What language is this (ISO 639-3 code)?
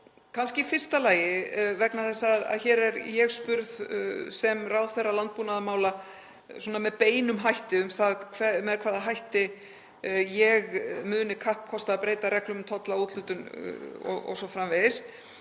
isl